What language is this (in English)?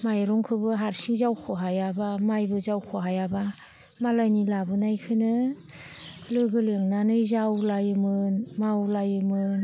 Bodo